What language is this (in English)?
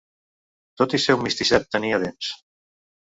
Catalan